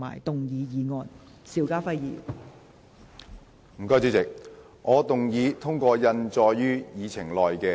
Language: Cantonese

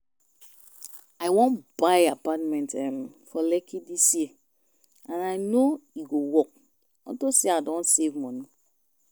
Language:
Nigerian Pidgin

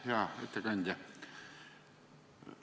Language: Estonian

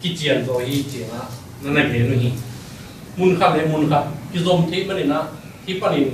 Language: Thai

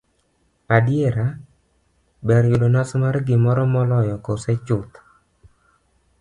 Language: Luo (Kenya and Tanzania)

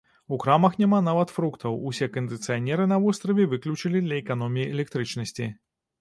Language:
Belarusian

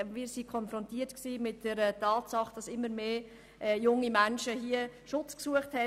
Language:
Swiss German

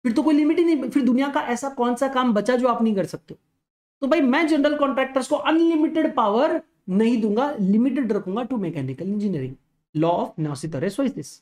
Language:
Hindi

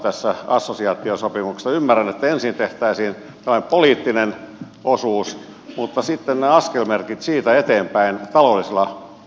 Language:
Finnish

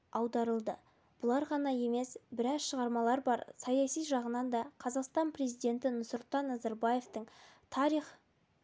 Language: Kazakh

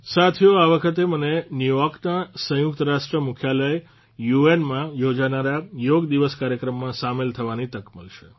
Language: Gujarati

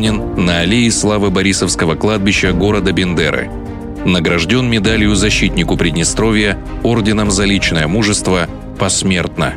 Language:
Russian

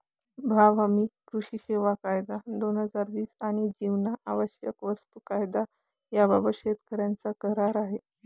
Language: Marathi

